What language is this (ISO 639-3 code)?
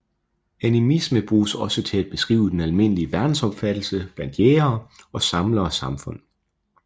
dan